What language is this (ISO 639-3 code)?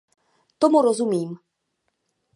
ces